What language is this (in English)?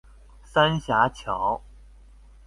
Chinese